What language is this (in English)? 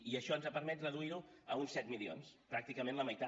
Catalan